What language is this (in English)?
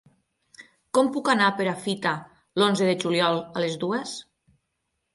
Catalan